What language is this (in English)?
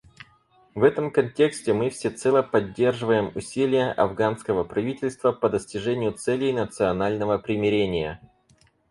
Russian